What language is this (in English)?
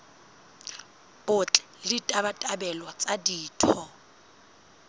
Southern Sotho